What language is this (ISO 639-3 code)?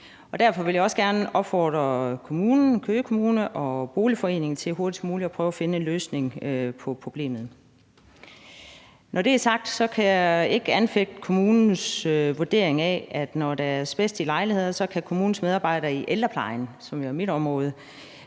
dan